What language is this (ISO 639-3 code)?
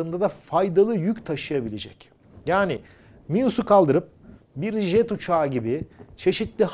tur